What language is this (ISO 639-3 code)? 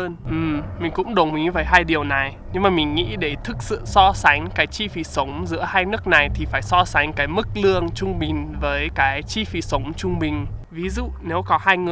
vie